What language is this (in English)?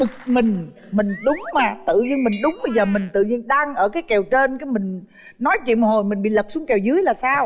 Vietnamese